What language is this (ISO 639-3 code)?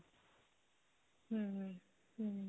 pan